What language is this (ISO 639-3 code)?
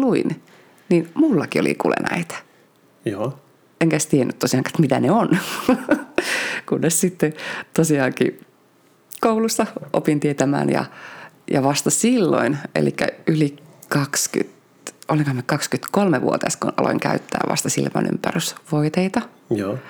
fin